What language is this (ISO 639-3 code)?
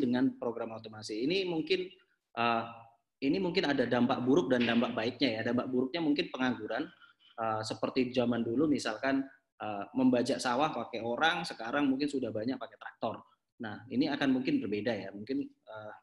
ind